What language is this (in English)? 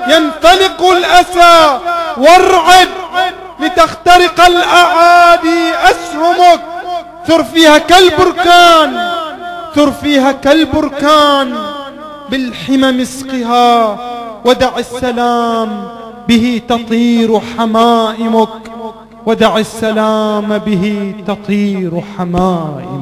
Arabic